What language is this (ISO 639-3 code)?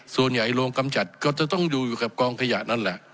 tha